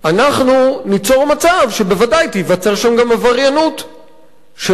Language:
Hebrew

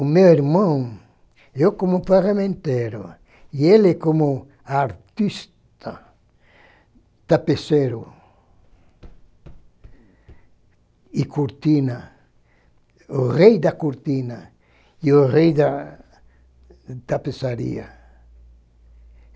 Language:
Portuguese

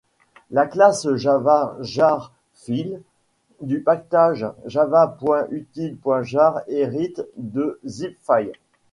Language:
French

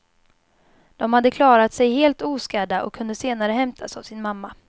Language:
Swedish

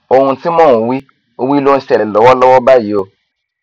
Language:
Yoruba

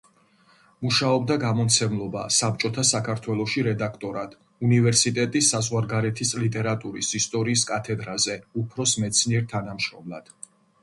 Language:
Georgian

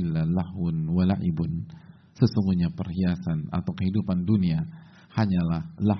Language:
Indonesian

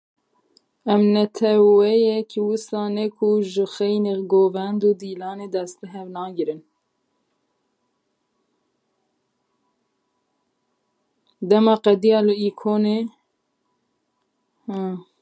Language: Kurdish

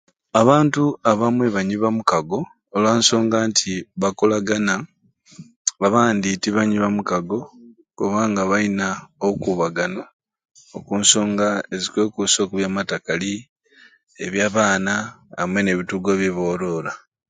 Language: Ruuli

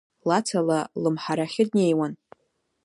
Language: Abkhazian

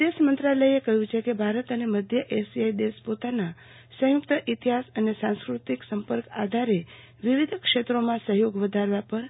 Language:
Gujarati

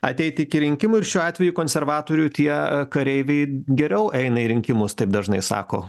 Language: Lithuanian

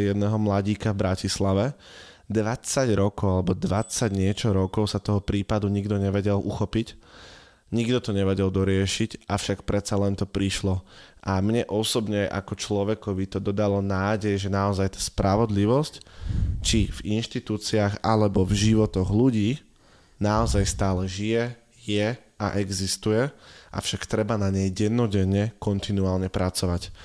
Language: Slovak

